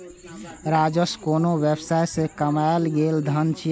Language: Maithili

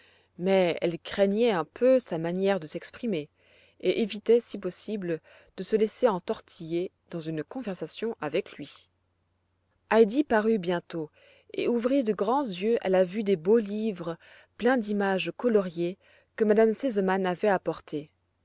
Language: French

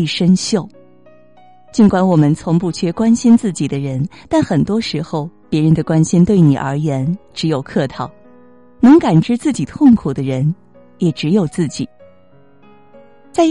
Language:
Chinese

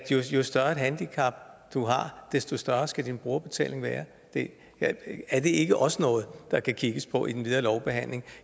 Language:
Danish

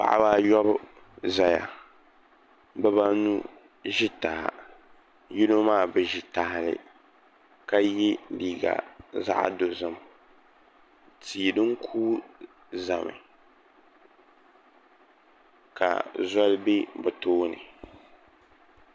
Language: Dagbani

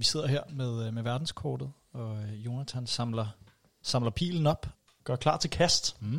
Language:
Danish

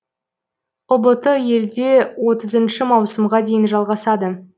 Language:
Kazakh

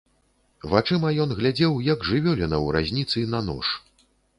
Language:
Belarusian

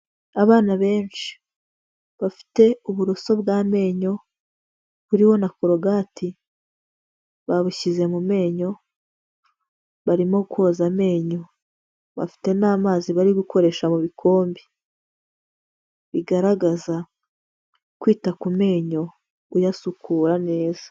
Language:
Kinyarwanda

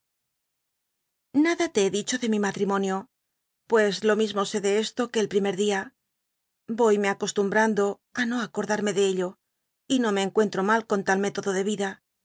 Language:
Spanish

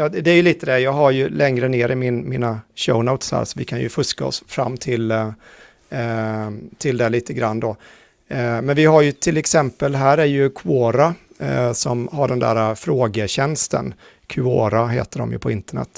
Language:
Swedish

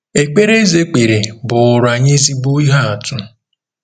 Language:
Igbo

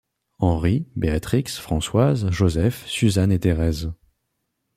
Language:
French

